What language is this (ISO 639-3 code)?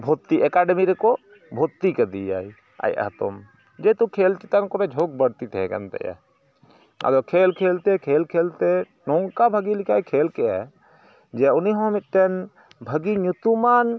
sat